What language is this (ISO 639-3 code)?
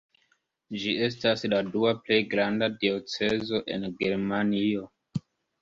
epo